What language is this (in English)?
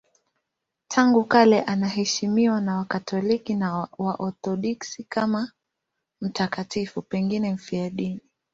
Swahili